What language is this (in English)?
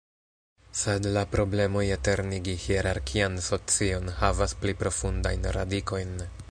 Esperanto